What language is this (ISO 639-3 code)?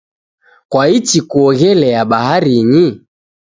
dav